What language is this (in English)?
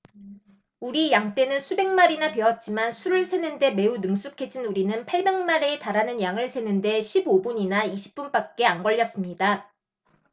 Korean